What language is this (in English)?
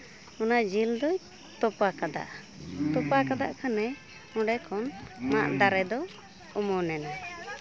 Santali